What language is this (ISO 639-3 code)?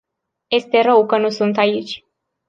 ron